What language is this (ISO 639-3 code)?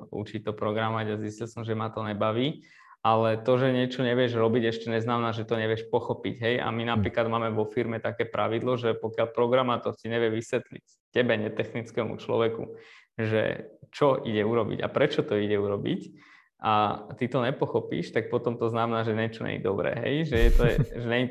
slk